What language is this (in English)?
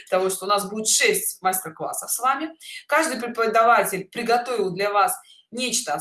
Russian